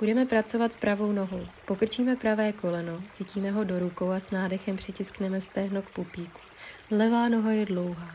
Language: Czech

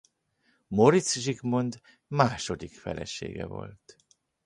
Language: Hungarian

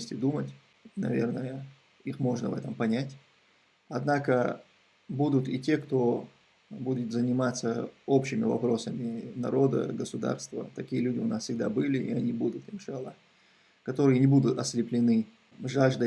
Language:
Russian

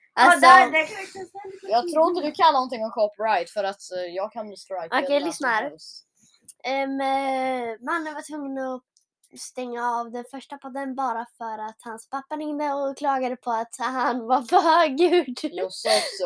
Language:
Swedish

